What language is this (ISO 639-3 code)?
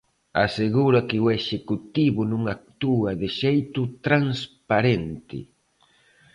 glg